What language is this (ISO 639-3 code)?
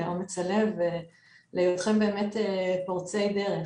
heb